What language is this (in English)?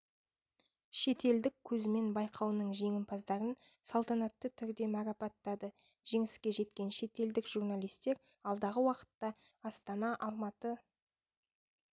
Kazakh